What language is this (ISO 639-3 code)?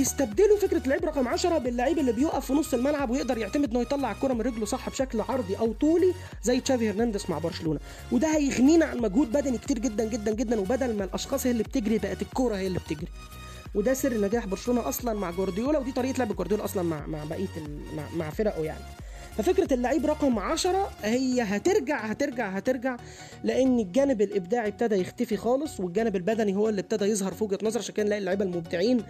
ara